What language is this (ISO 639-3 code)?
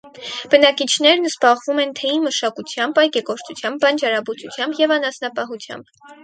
hye